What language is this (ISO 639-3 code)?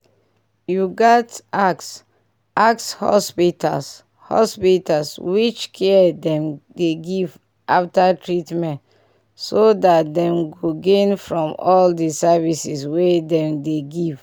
pcm